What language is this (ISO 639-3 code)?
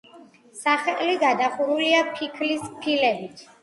kat